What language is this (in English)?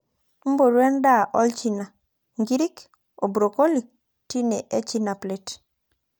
Masai